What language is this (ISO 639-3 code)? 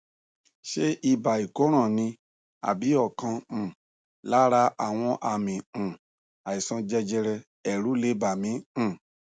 yor